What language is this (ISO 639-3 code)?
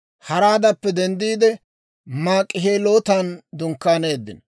dwr